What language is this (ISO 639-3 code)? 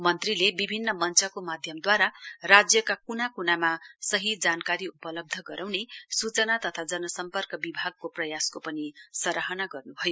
nep